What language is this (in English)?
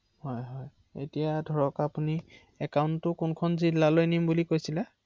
Assamese